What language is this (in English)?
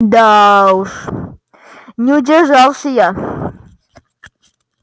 Russian